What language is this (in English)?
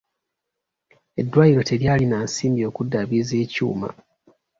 Ganda